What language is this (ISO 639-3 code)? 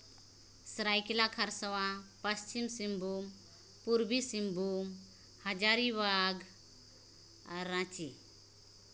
sat